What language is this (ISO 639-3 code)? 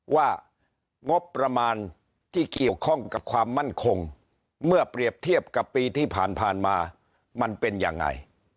tha